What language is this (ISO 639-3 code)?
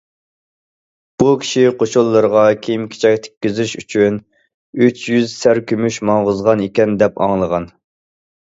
uig